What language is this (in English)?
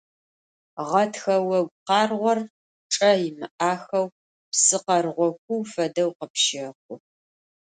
Adyghe